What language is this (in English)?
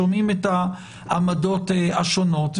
Hebrew